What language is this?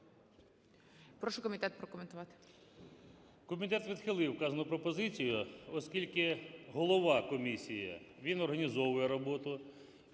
Ukrainian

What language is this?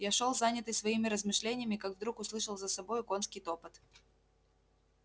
Russian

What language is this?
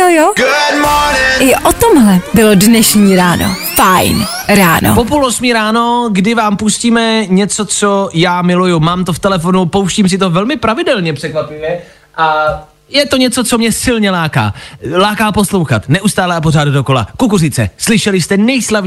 Czech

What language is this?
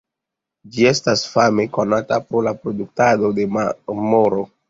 Esperanto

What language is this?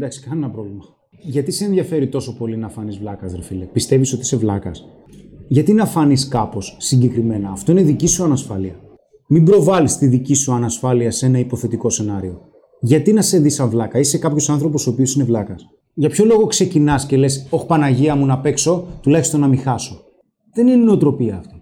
Greek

